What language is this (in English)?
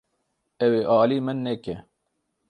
Kurdish